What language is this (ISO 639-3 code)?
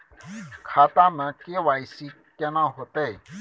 mai